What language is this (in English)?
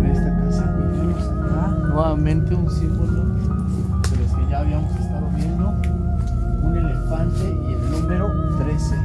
Spanish